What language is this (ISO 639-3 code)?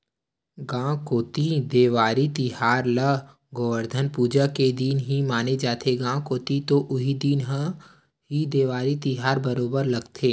hne